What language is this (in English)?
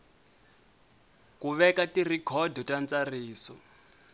Tsonga